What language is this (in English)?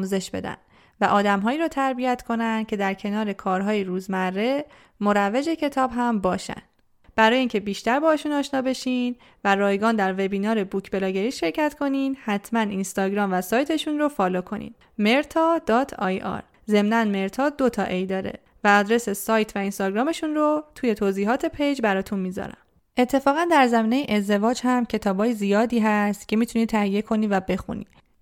Persian